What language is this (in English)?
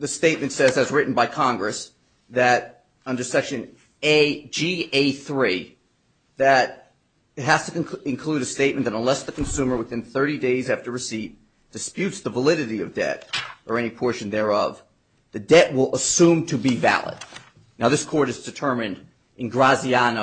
English